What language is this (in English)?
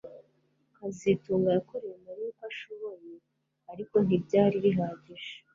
Kinyarwanda